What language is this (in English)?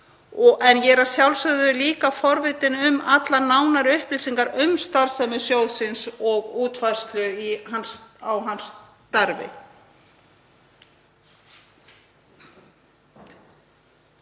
Icelandic